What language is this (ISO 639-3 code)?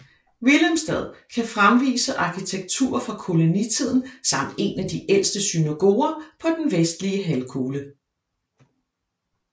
dan